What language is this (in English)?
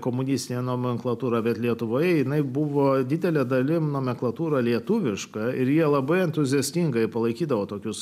Lithuanian